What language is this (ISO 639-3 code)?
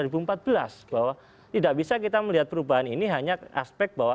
ind